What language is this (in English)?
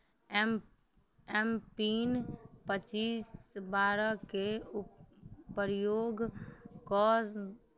Maithili